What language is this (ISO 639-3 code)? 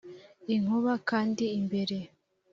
kin